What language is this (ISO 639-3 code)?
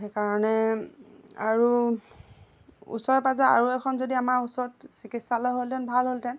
asm